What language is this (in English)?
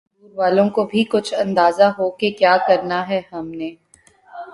Urdu